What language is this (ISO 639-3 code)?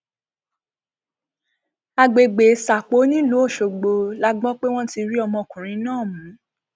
yor